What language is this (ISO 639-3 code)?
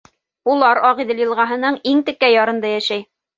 bak